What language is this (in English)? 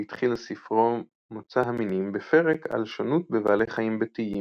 Hebrew